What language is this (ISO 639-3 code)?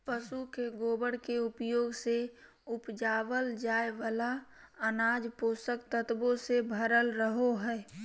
mag